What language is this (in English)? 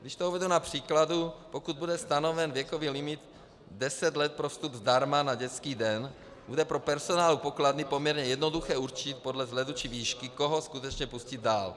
Czech